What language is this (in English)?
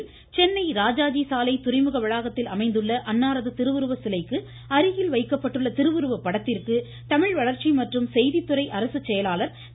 Tamil